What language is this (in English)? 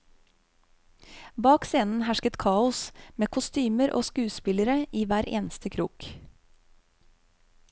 Norwegian